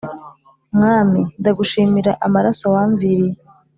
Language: Kinyarwanda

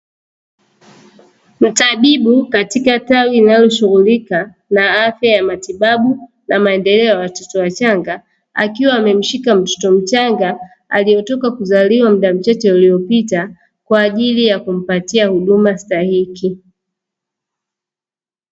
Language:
Swahili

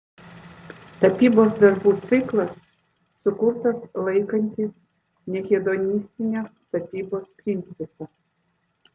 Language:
Lithuanian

